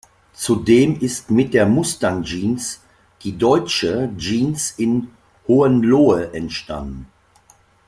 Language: German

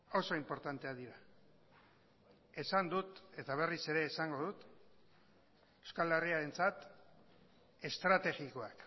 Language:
Basque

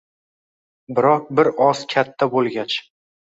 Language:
Uzbek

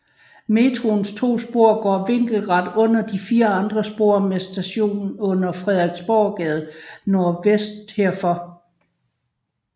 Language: Danish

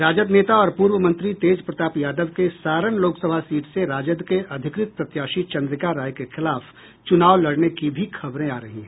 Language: Hindi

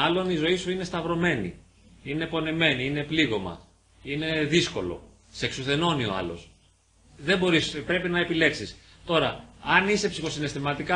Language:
Greek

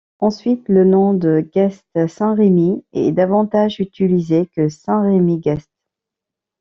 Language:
French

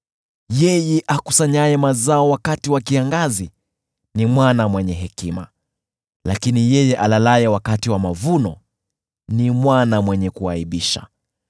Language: Swahili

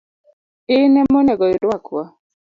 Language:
Luo (Kenya and Tanzania)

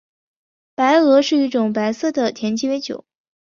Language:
Chinese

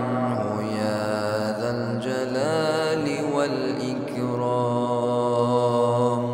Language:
Arabic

